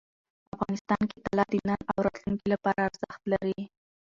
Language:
Pashto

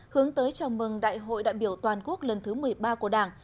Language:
Vietnamese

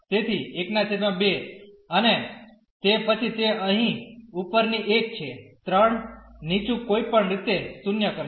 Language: Gujarati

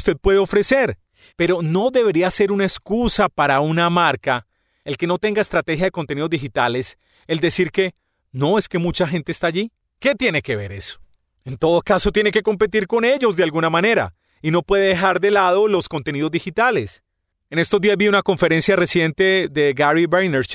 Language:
Spanish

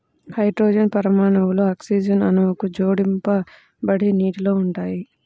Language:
Telugu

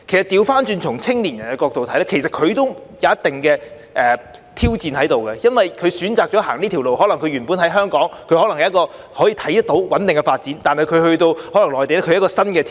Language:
Cantonese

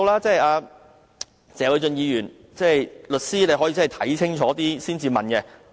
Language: Cantonese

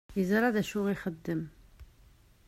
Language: Kabyle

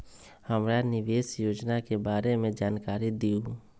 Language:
Magahi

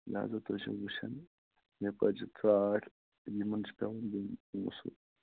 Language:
Kashmiri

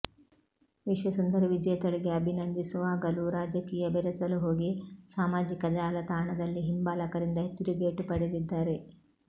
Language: Kannada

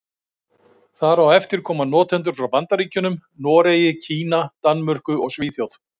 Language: Icelandic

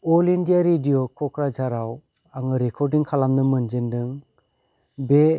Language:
Bodo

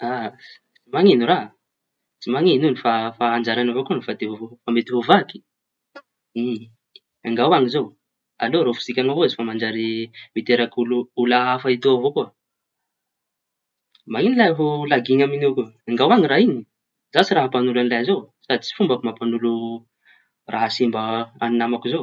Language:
Tanosy Malagasy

